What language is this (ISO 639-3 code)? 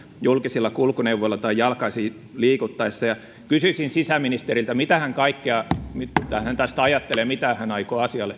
fin